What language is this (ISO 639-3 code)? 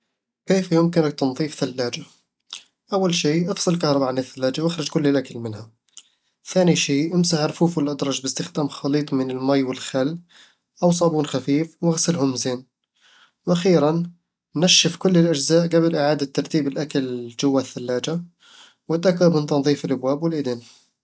avl